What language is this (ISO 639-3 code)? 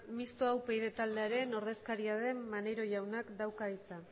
eus